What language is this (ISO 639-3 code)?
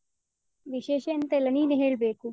kan